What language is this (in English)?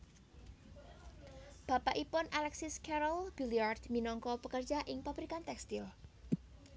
Javanese